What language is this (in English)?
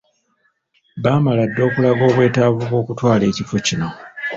Ganda